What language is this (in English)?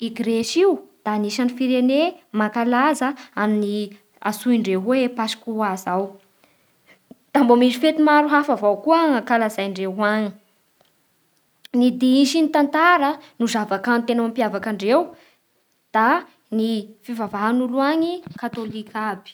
Bara Malagasy